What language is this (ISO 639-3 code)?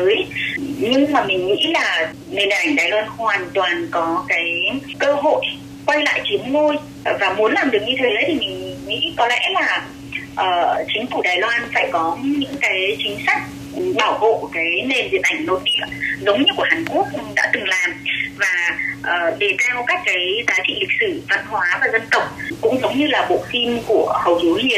vie